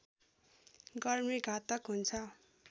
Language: Nepali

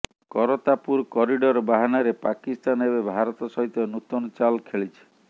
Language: Odia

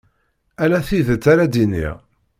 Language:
Kabyle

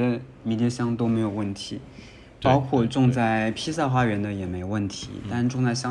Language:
Chinese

